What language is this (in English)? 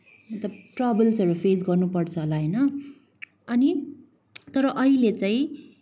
Nepali